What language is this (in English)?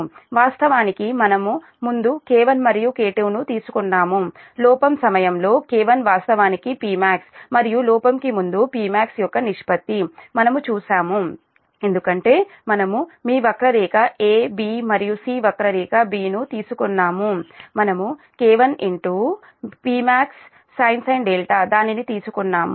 Telugu